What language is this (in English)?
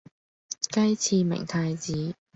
Cantonese